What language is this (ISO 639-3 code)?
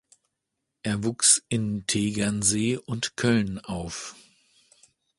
deu